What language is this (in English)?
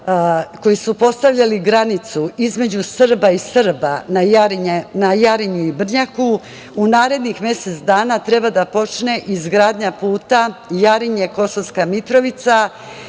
Serbian